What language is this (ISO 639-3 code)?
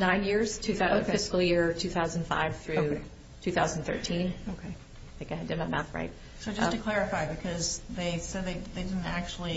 eng